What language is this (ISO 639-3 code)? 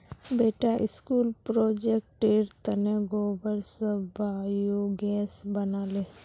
mag